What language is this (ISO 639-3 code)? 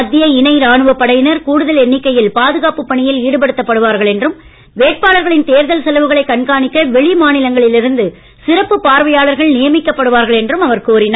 tam